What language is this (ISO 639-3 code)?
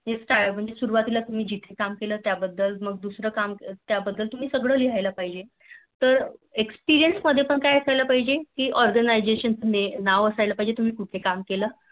mar